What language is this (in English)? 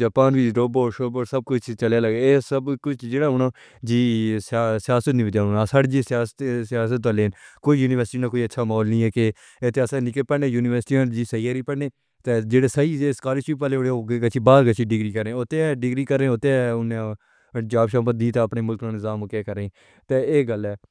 Pahari-Potwari